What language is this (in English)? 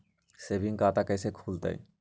Magahi